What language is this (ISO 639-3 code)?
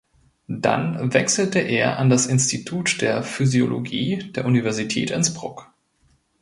deu